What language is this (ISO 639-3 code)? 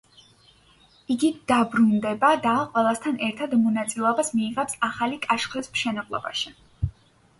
kat